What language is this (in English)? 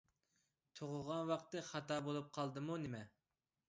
Uyghur